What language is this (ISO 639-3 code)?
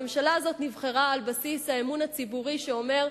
heb